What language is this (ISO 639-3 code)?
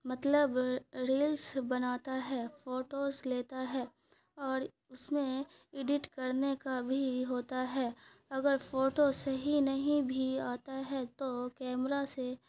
urd